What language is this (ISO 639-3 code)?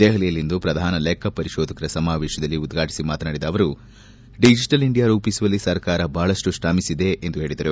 kan